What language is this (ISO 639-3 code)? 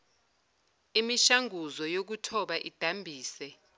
zul